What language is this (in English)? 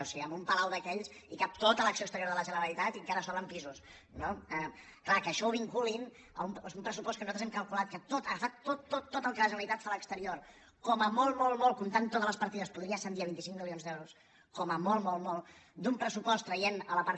Catalan